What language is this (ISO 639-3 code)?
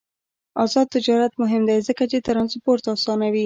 pus